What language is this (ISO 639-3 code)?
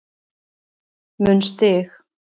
isl